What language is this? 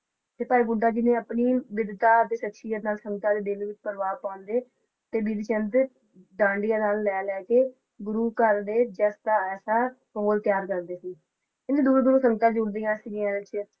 Punjabi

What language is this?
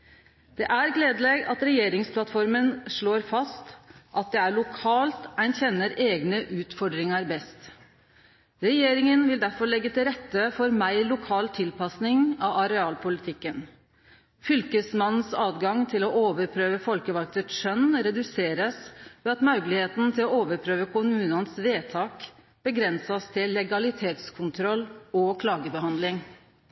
Norwegian Nynorsk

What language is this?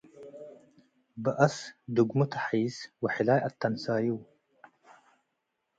Tigre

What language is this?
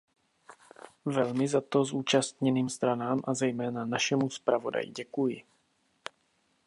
Czech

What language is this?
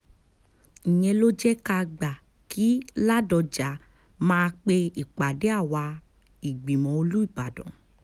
Yoruba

